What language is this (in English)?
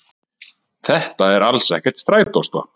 Icelandic